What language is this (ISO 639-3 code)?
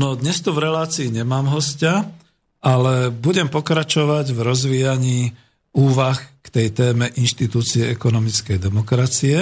slk